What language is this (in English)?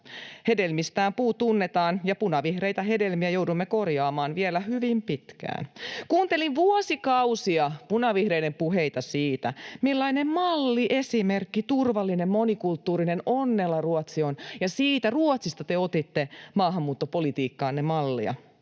Finnish